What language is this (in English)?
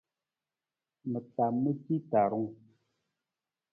Nawdm